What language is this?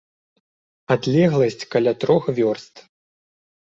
Belarusian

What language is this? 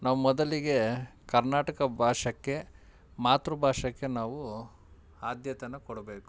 Kannada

